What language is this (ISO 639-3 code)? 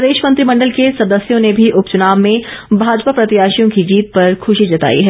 hin